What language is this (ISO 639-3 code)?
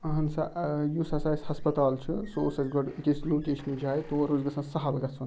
kas